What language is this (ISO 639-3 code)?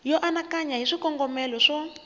tso